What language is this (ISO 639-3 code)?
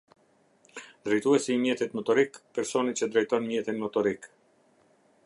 sqi